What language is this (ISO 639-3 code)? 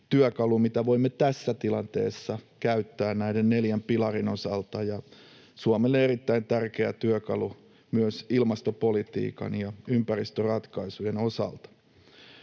fin